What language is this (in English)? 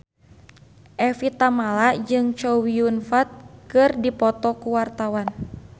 Sundanese